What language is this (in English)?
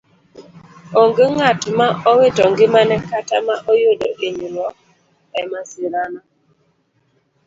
Luo (Kenya and Tanzania)